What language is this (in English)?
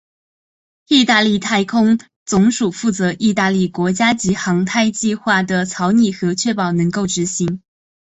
Chinese